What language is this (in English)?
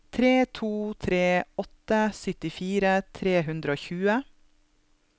Norwegian